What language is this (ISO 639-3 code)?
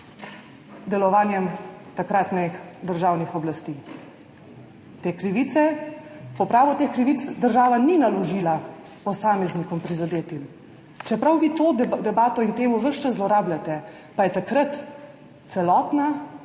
slv